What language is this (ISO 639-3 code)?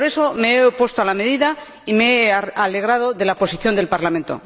spa